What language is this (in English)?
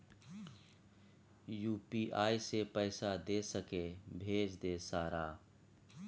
Maithili